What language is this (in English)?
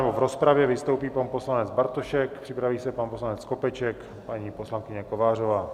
Czech